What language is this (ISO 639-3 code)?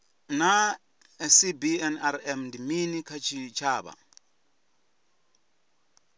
ven